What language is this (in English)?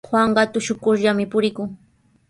Sihuas Ancash Quechua